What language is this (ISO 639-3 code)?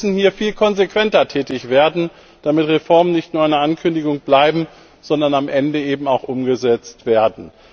deu